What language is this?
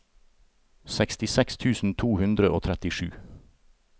Norwegian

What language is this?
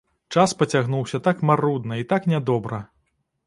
Belarusian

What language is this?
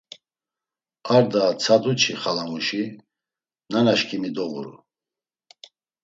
Laz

